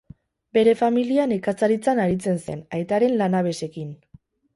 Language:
Basque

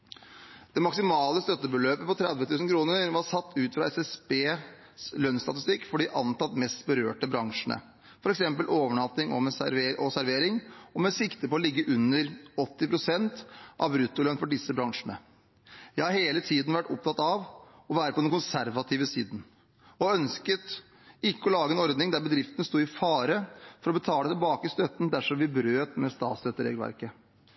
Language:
Norwegian Bokmål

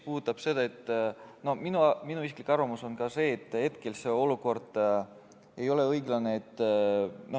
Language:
Estonian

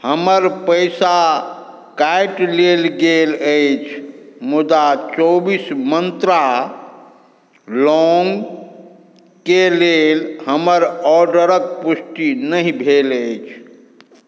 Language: Maithili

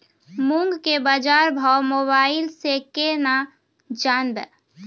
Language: Maithili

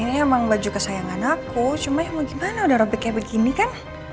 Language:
Indonesian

